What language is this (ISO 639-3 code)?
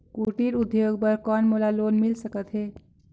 hne